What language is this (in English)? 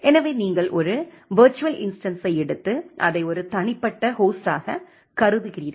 Tamil